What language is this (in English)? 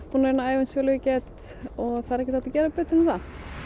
Icelandic